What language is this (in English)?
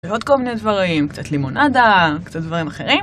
Hebrew